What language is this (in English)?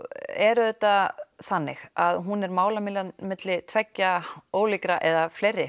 Icelandic